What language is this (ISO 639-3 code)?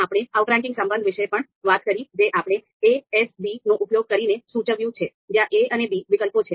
guj